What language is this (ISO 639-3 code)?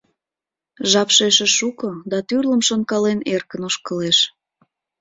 chm